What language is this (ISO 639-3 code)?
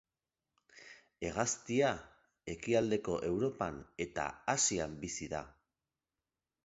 eus